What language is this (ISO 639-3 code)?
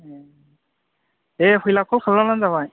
brx